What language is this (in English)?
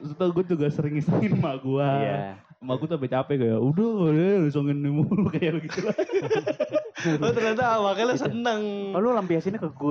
Indonesian